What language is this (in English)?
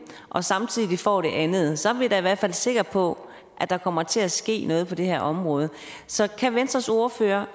Danish